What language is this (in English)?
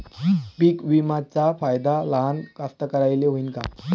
Marathi